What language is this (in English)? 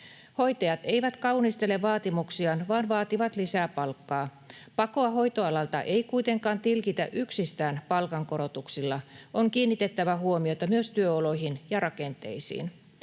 Finnish